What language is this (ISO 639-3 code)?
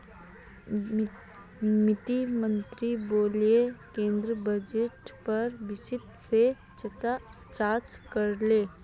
mag